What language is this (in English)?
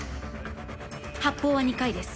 Japanese